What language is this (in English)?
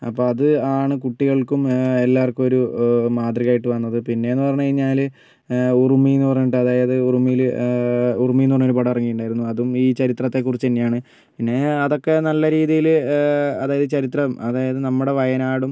Malayalam